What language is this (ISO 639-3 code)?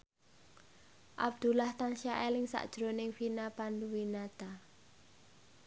jav